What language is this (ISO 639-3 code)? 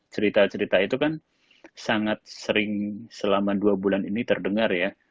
ind